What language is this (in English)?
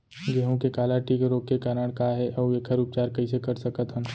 Chhattisgarhi